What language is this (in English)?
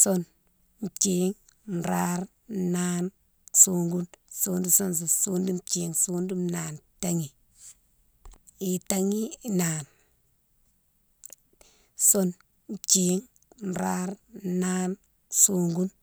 Mansoanka